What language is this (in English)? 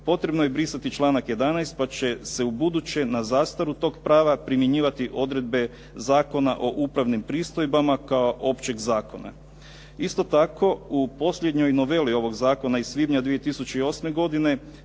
Croatian